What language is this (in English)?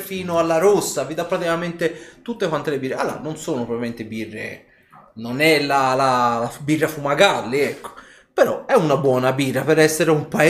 Italian